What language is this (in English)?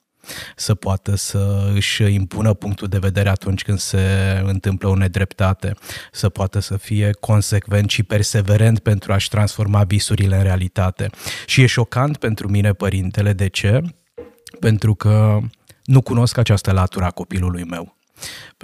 Romanian